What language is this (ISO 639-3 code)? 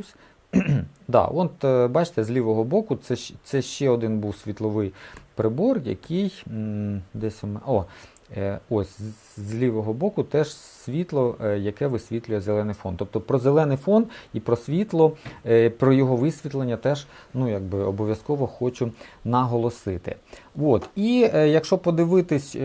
ukr